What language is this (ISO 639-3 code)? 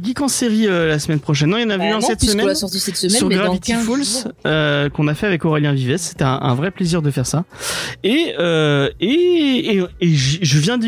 fra